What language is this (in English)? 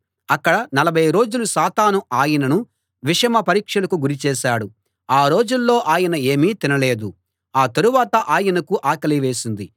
Telugu